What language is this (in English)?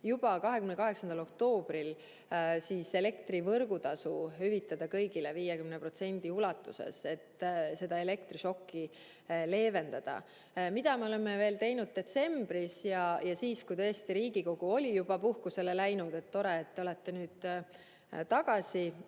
Estonian